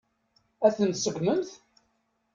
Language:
Kabyle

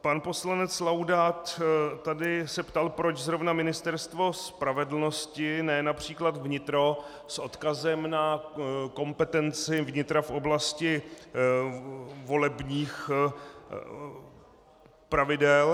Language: Czech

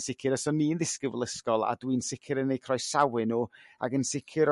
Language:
Welsh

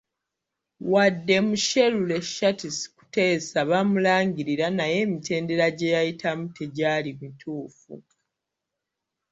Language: Ganda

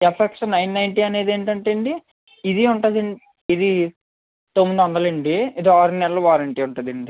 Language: Telugu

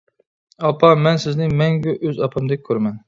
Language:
Uyghur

